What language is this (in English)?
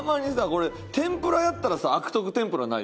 Japanese